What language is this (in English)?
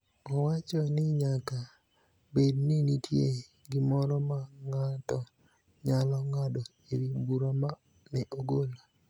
Luo (Kenya and Tanzania)